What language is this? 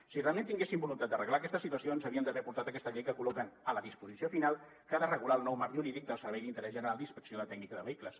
Catalan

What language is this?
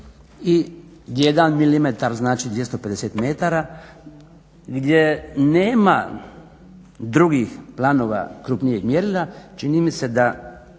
Croatian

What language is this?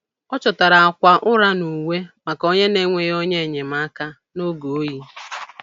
Igbo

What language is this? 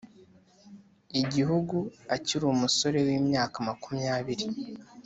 Kinyarwanda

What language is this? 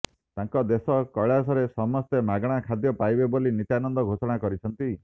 Odia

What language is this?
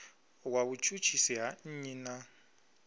Venda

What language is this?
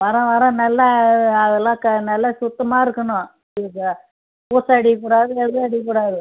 Tamil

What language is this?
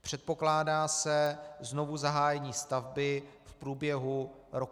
Czech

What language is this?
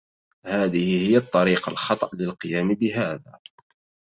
Arabic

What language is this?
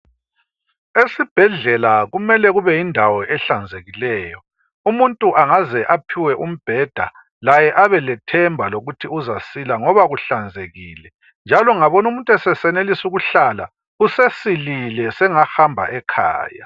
North Ndebele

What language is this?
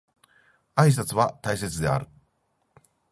Japanese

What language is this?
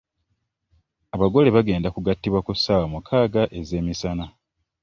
Ganda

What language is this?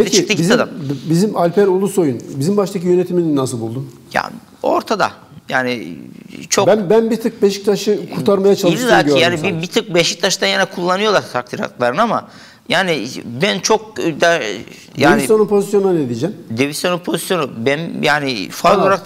Turkish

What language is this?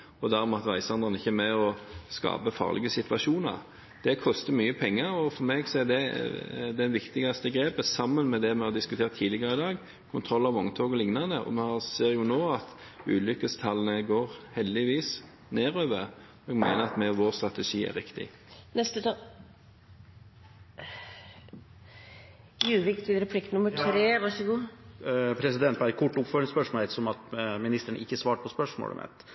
Norwegian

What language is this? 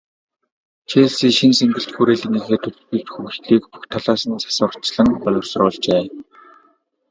Mongolian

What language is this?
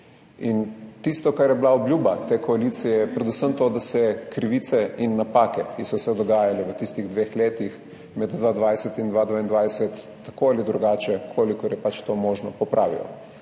Slovenian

